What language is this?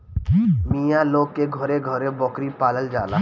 Bhojpuri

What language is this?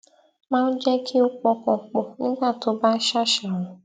Yoruba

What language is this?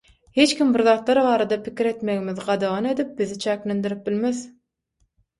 Turkmen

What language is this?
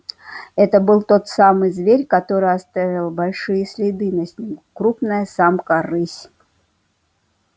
Russian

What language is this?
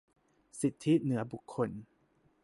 Thai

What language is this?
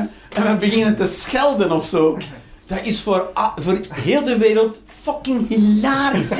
Dutch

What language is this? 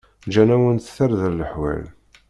Kabyle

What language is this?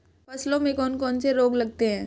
Hindi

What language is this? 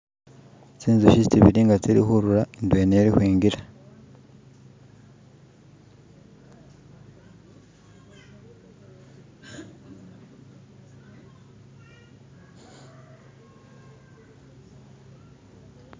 Masaaba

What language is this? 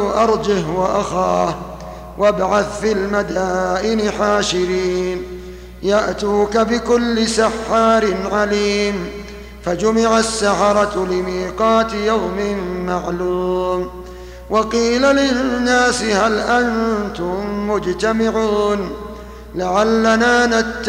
Arabic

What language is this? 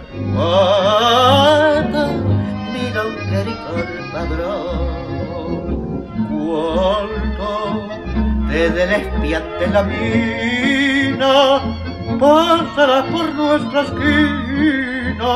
Spanish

